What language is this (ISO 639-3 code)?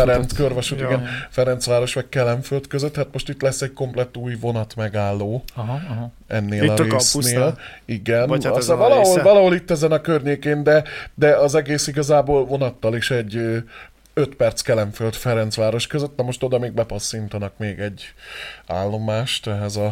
hun